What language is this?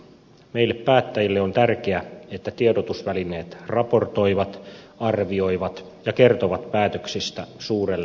Finnish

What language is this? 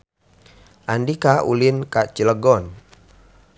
Sundanese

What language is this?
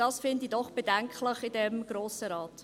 Swiss German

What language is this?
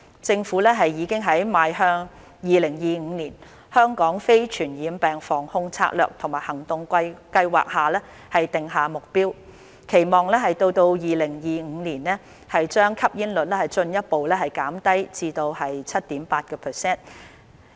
Cantonese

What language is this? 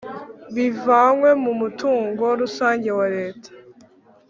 Kinyarwanda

